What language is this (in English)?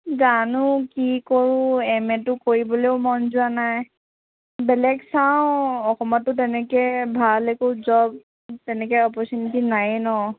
Assamese